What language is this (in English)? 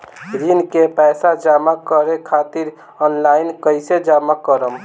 Bhojpuri